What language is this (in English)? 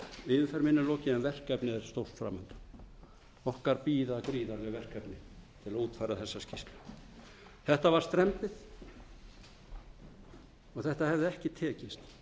Icelandic